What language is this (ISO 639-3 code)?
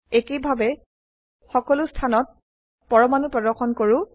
asm